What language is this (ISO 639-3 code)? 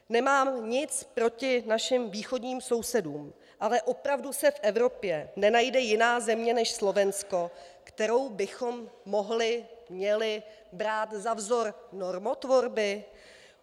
ces